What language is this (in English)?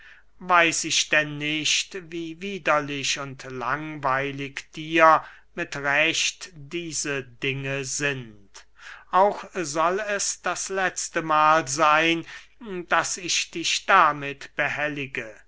German